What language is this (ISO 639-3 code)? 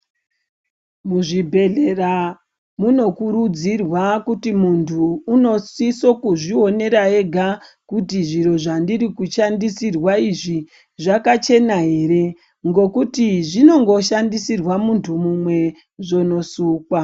ndc